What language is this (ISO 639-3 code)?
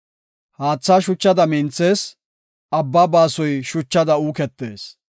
gof